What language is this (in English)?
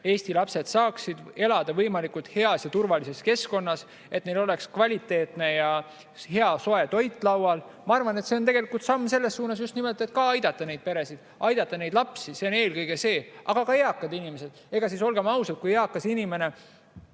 Estonian